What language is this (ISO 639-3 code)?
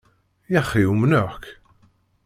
kab